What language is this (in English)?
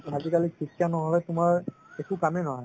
Assamese